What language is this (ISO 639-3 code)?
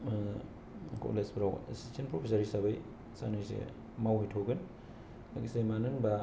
brx